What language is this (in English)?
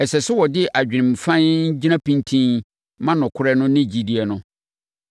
Akan